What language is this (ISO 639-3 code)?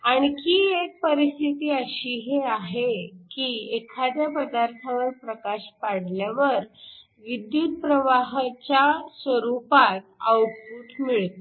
mar